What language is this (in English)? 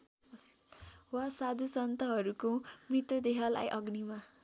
Nepali